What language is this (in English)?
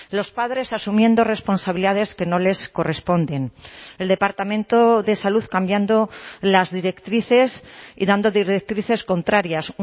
Spanish